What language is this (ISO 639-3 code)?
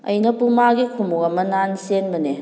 mni